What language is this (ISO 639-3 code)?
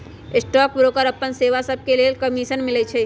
mag